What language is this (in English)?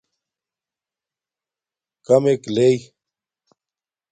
Domaaki